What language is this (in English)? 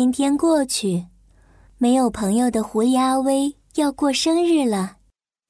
Chinese